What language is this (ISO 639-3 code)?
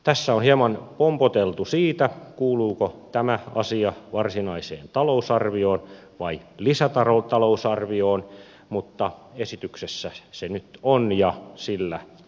fin